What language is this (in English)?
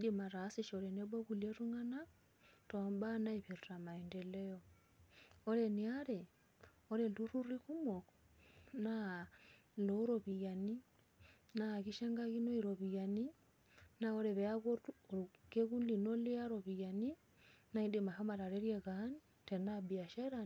Masai